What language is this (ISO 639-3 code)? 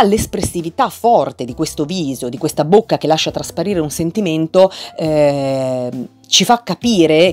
ita